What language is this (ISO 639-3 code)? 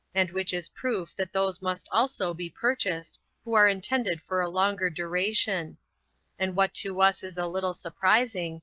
eng